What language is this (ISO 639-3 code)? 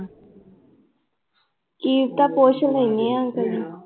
pan